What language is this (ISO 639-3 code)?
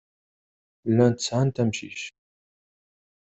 kab